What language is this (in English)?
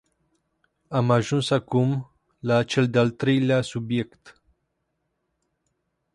Romanian